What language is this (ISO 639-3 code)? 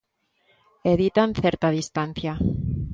glg